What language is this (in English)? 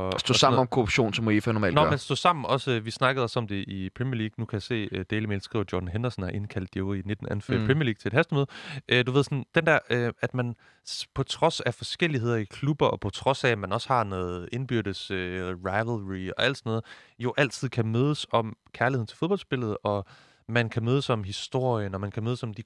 Danish